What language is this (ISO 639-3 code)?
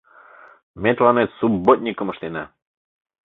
chm